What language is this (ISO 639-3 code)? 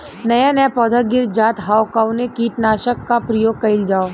bho